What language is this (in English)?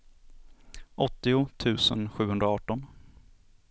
Swedish